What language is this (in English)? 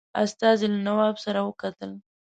Pashto